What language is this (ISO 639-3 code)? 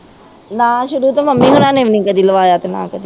pan